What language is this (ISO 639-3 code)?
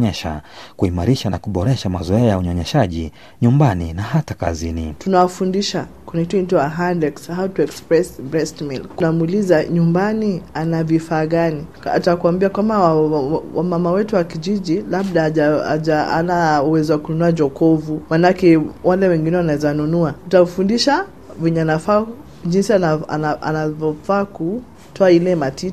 swa